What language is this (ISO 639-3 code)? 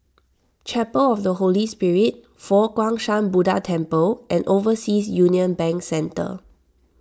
eng